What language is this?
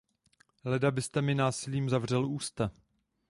Czech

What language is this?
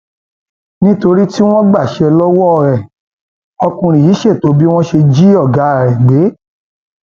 Yoruba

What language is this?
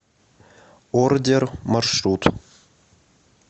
Russian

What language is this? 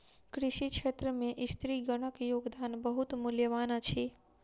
Maithili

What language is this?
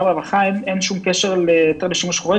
Hebrew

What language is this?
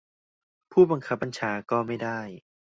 Thai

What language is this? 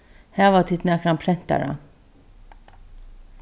Faroese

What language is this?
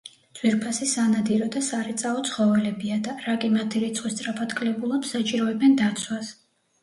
Georgian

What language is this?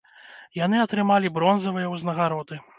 Belarusian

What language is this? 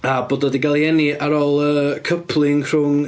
Welsh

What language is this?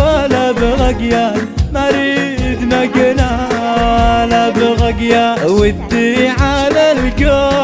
Arabic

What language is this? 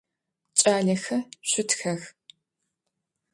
Adyghe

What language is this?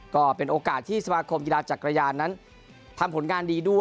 Thai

